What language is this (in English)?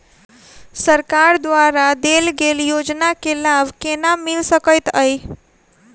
Maithili